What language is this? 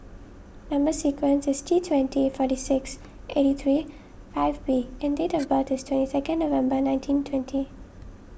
English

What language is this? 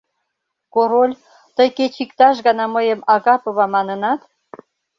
Mari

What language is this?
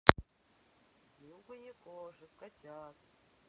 Russian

